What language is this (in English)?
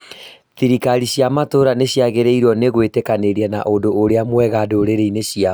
Kikuyu